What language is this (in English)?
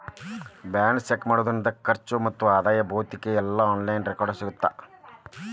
Kannada